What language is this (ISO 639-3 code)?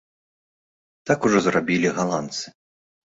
bel